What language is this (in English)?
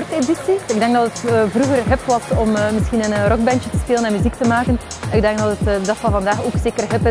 Dutch